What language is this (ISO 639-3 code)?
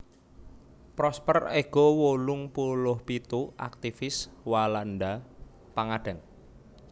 jav